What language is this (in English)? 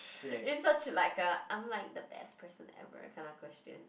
English